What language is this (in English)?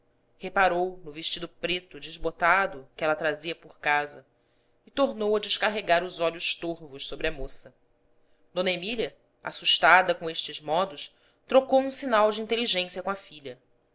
Portuguese